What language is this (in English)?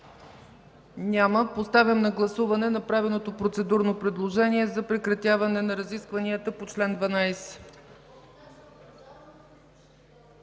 Bulgarian